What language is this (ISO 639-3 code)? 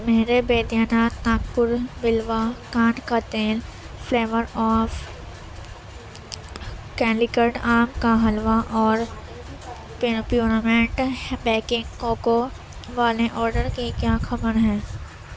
urd